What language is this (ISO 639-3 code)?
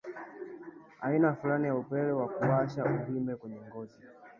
swa